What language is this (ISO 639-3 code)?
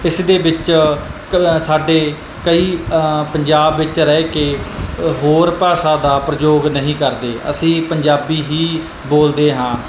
pan